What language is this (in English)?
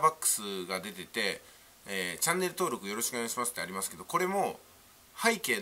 Japanese